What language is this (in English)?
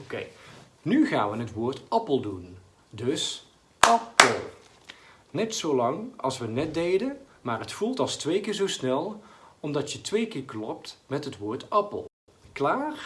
Dutch